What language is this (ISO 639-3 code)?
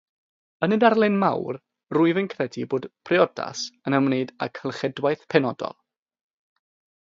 cym